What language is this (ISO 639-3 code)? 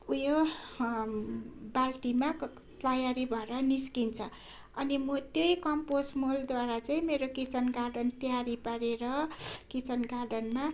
nep